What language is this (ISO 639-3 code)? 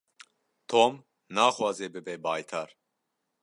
kur